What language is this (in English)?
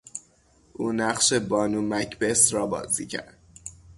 Persian